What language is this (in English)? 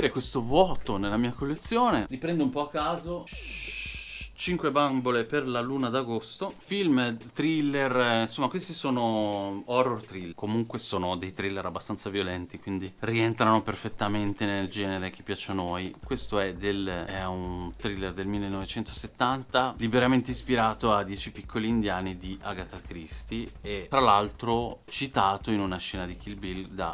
Italian